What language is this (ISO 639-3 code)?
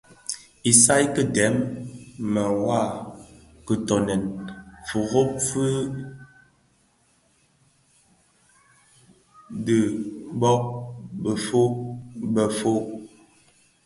ksf